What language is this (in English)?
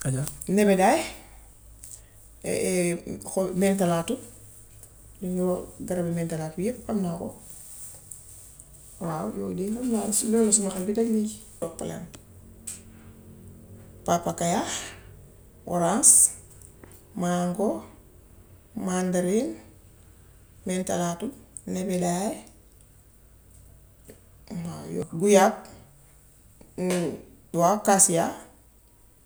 Gambian Wolof